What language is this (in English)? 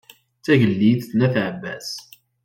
Kabyle